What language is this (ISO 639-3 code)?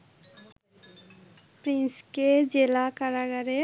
ben